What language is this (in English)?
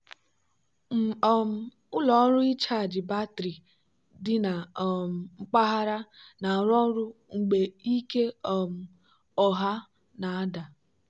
Igbo